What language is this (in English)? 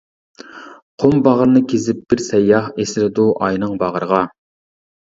Uyghur